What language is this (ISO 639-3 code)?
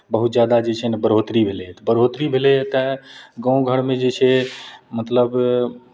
mai